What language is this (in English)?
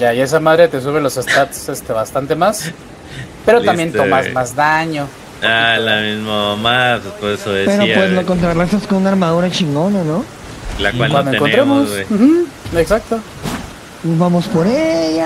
Spanish